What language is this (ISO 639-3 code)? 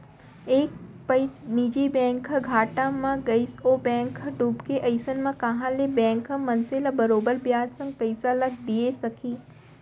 hne